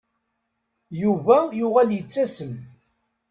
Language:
Kabyle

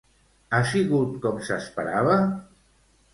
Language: Catalan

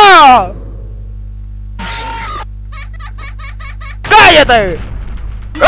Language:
Spanish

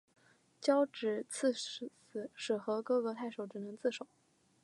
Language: Chinese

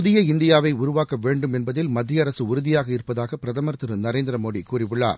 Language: Tamil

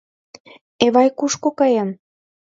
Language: Mari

